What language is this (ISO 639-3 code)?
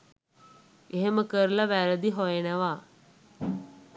sin